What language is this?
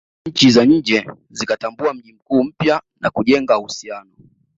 Swahili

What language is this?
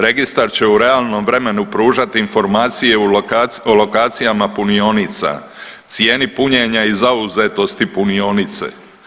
Croatian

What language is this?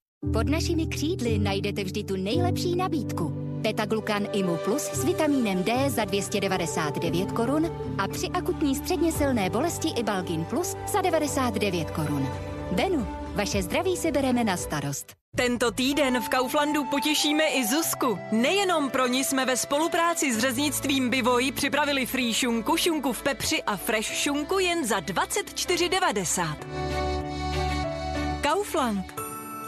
Czech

